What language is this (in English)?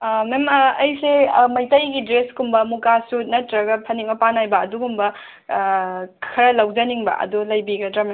Manipuri